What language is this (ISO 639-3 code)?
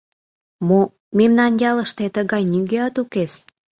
chm